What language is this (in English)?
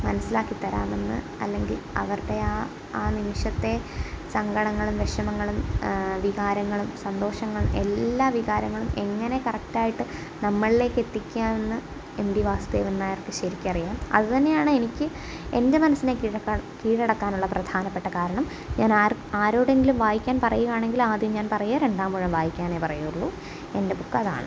Malayalam